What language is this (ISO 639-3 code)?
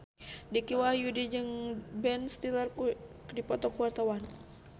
sun